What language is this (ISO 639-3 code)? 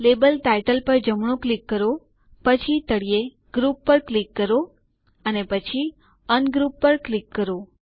guj